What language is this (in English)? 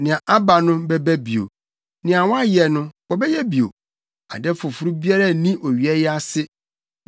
Akan